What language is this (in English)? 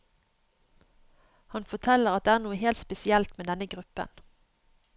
Norwegian